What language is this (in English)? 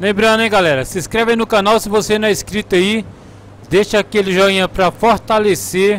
Portuguese